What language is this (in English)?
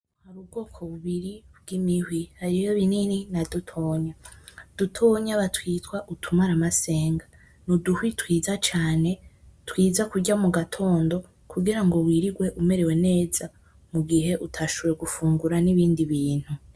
Rundi